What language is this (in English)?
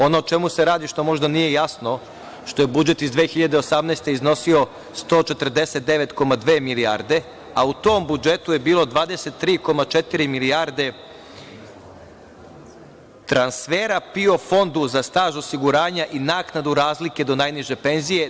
Serbian